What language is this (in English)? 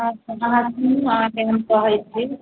Maithili